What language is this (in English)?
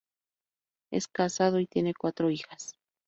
Spanish